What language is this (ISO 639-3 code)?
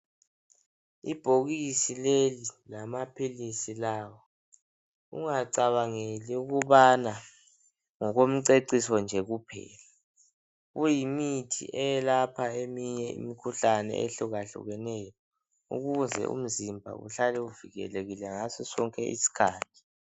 nde